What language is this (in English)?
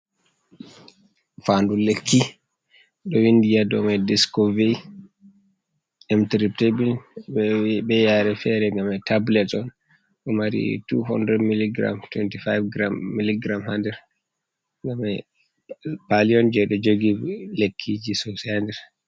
Fula